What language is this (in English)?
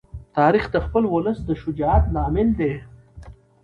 Pashto